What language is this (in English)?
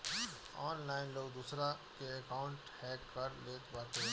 Bhojpuri